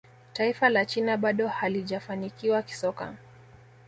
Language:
Swahili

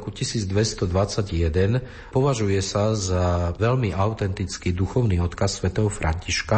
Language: Slovak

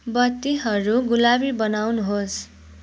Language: Nepali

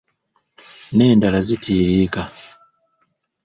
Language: Ganda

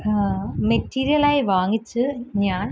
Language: Malayalam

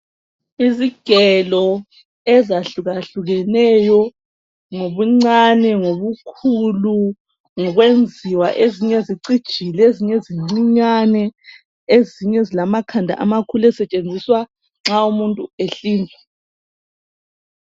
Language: North Ndebele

